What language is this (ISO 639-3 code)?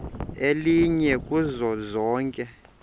xho